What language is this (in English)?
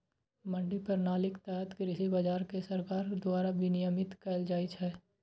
Maithili